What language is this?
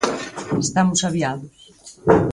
Galician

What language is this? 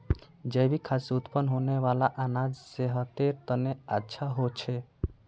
Magahi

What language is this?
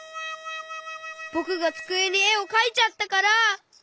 Japanese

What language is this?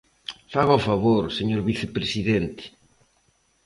Galician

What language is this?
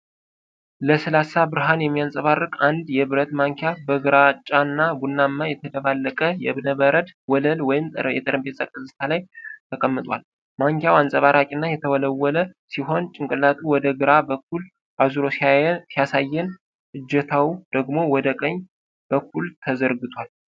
Amharic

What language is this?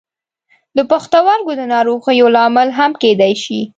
Pashto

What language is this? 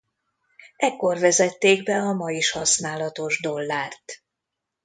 Hungarian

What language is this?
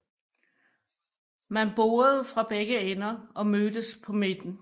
Danish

